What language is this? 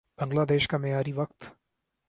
Urdu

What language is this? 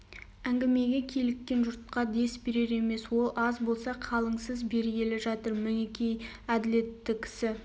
Kazakh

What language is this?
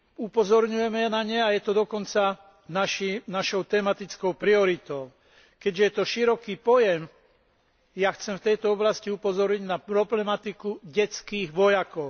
Slovak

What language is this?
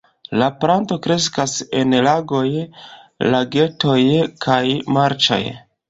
Esperanto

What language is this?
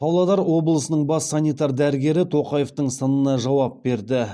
Kazakh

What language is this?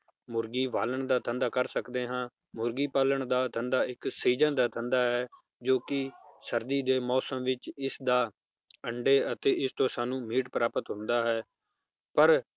Punjabi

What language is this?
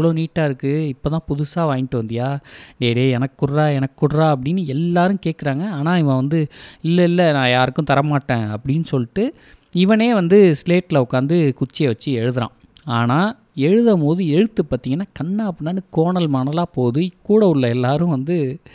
Tamil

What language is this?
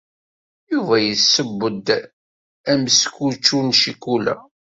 Kabyle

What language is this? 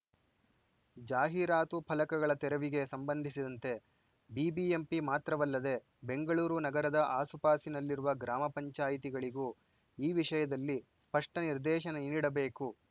Kannada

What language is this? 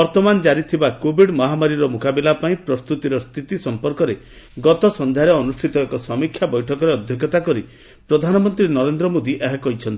Odia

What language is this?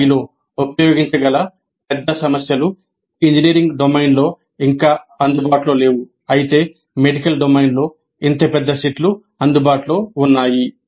Telugu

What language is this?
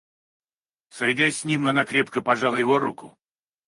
Russian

